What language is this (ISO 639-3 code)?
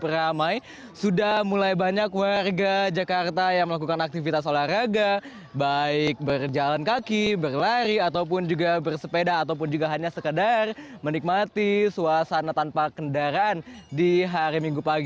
ind